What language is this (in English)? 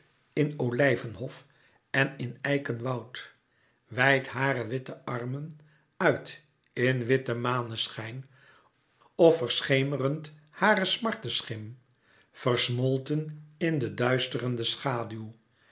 Dutch